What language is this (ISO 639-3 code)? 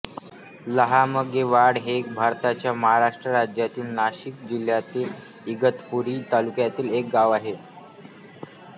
mar